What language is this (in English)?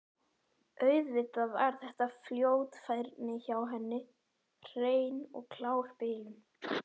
Icelandic